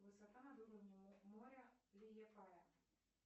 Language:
Russian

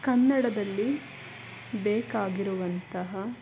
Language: Kannada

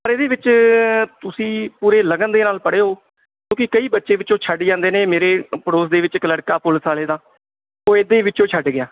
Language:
Punjabi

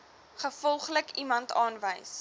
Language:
Afrikaans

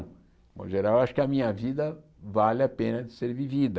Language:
Portuguese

